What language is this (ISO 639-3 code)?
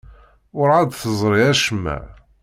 kab